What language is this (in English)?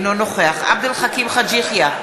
Hebrew